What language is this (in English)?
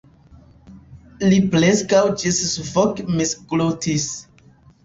Esperanto